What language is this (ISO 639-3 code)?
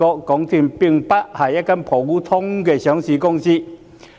yue